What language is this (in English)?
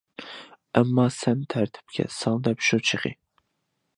Uyghur